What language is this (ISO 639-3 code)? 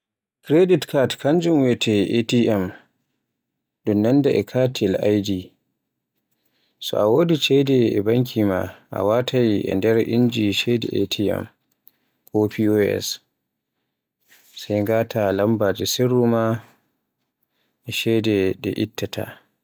fue